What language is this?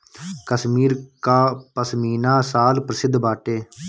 Bhojpuri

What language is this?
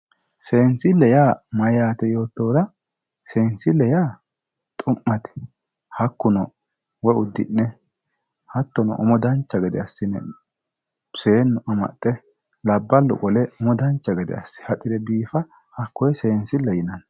Sidamo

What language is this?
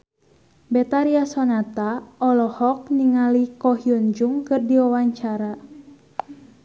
Sundanese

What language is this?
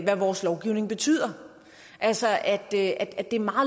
Danish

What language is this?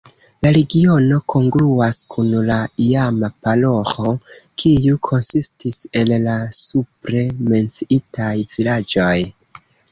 Esperanto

